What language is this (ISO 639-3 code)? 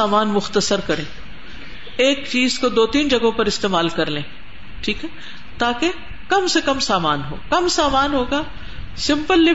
urd